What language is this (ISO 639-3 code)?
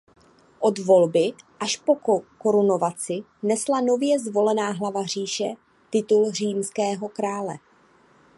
ces